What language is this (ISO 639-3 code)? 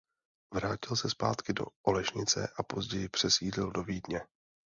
ces